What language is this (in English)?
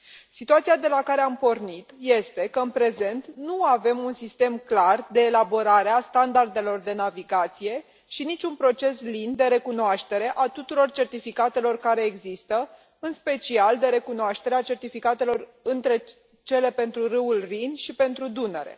Romanian